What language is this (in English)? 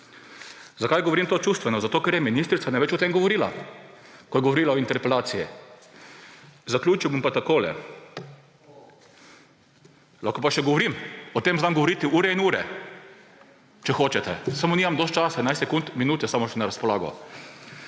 Slovenian